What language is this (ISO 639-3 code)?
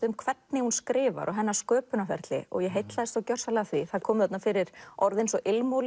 isl